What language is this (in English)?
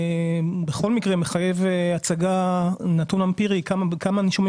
Hebrew